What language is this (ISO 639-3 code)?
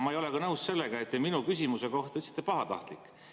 est